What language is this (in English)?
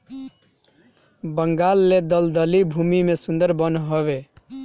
Bhojpuri